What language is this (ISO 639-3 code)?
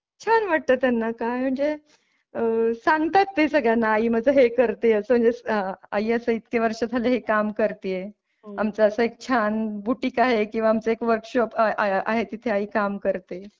mar